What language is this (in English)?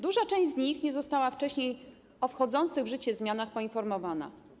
Polish